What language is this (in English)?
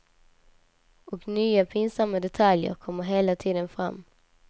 Swedish